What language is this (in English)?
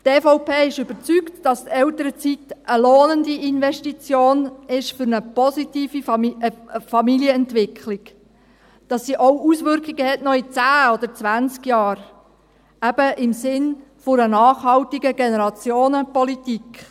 Swiss German